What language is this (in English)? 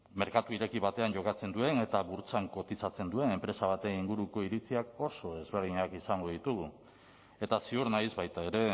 Basque